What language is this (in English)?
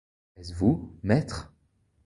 French